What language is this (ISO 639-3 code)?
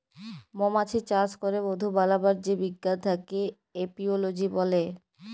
ben